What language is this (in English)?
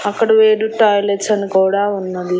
Telugu